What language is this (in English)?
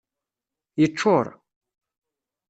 Kabyle